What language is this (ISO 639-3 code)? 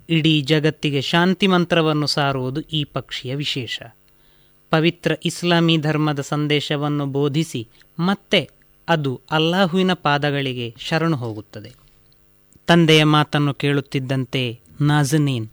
kan